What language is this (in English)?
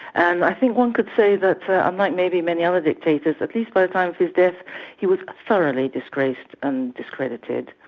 English